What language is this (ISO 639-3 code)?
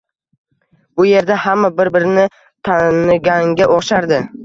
uzb